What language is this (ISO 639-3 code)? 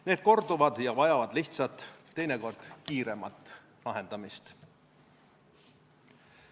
est